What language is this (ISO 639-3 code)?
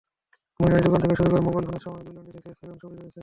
ben